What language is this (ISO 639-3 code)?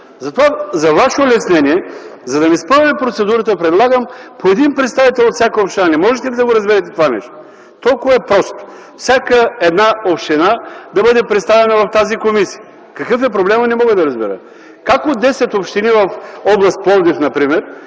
bul